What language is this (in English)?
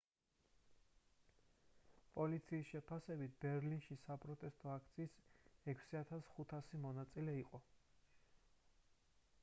Georgian